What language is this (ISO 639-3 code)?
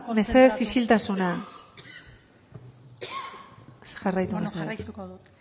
eus